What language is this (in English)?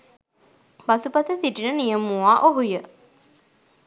Sinhala